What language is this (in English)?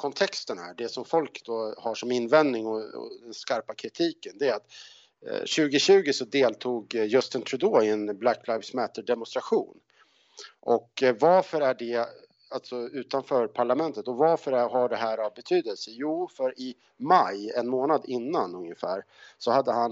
Swedish